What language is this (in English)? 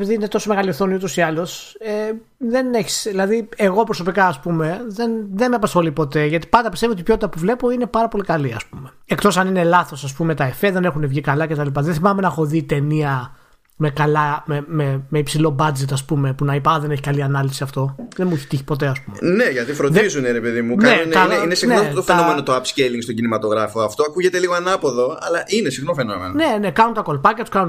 Greek